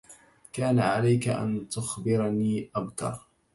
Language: Arabic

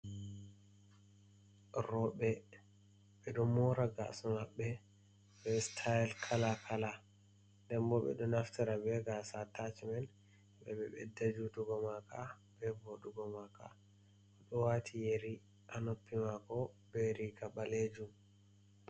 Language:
Fula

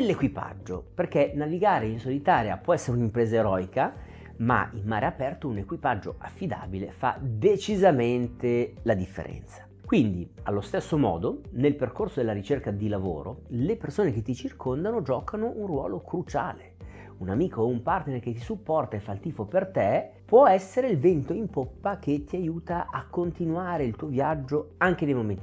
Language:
Italian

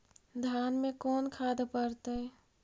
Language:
Magahi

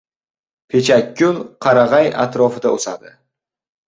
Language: Uzbek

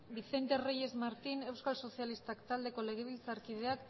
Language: Basque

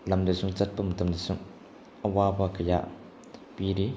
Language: Manipuri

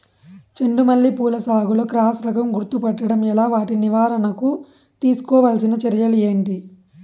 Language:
Telugu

